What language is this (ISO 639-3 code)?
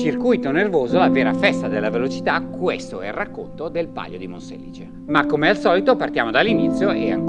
ita